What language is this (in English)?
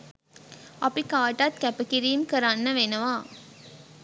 Sinhala